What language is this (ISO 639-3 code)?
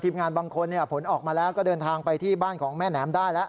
tha